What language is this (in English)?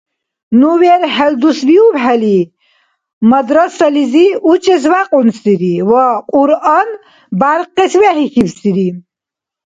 Dargwa